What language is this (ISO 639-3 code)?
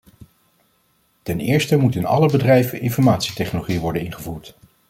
nld